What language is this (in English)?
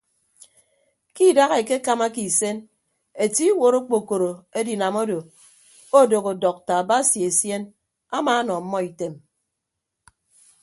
Ibibio